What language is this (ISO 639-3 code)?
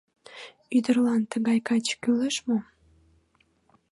chm